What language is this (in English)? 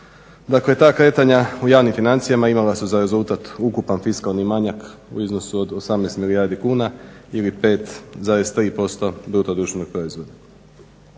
Croatian